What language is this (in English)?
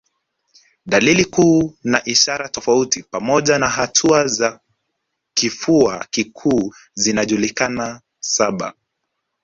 Swahili